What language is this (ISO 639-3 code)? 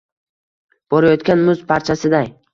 uzb